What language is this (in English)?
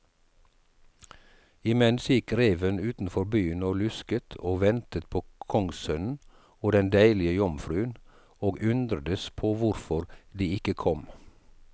Norwegian